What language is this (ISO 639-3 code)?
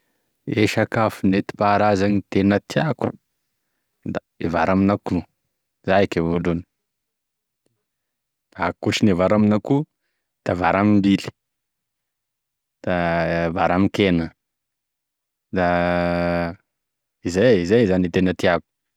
tkg